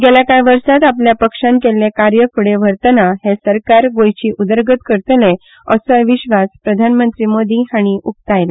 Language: Konkani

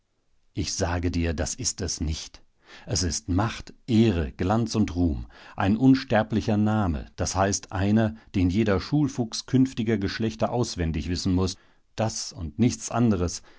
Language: German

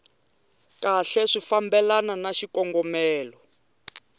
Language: Tsonga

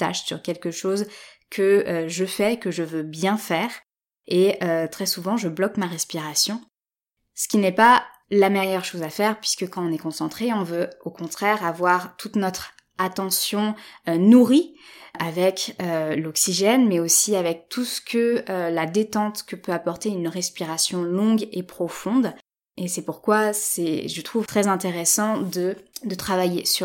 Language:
French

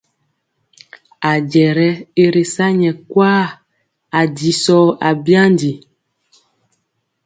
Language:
Mpiemo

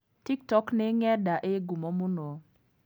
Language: Kikuyu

